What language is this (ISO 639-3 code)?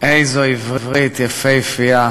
heb